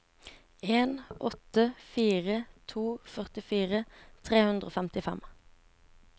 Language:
Norwegian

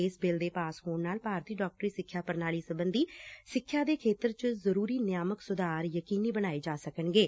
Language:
Punjabi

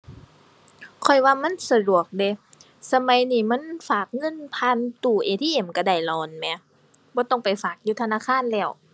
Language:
Thai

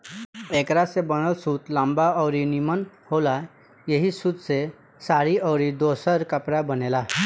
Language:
Bhojpuri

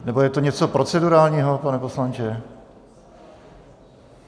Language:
Czech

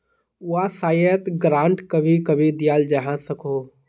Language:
Magahi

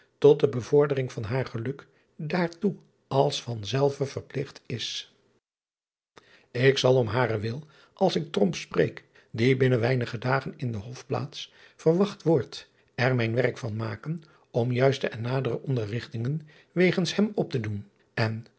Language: Dutch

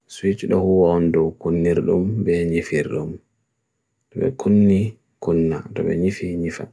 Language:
Bagirmi Fulfulde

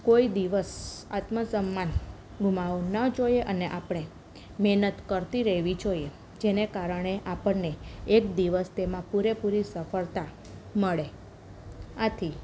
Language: Gujarati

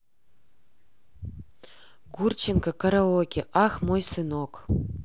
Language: Russian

